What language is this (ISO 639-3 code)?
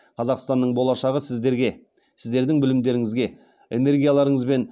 kaz